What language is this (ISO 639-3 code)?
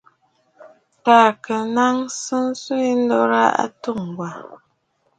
bfd